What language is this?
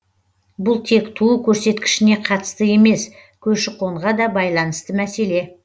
Kazakh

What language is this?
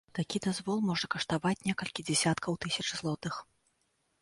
Belarusian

